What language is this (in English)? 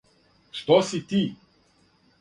Serbian